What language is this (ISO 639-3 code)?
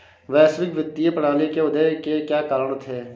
hin